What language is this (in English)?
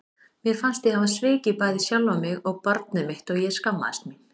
Icelandic